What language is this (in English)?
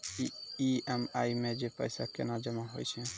Maithili